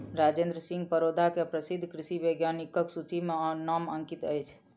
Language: Maithili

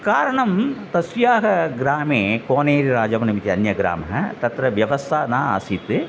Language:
Sanskrit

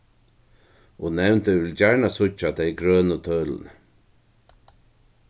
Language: Faroese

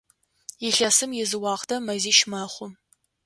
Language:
Adyghe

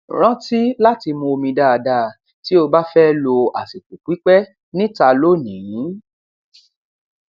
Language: Yoruba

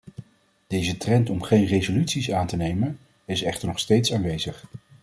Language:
Dutch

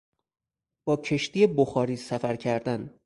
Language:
Persian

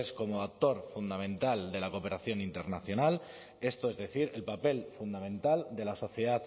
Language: Spanish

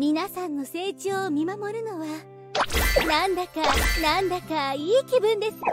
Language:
Japanese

